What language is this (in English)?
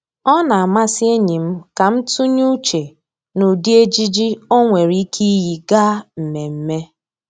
Igbo